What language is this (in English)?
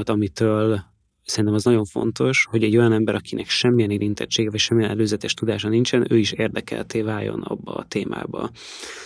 Hungarian